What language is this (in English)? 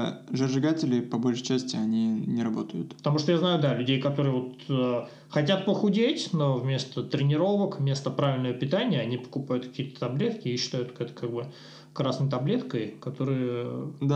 Russian